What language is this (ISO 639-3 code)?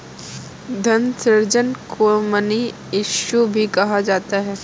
hin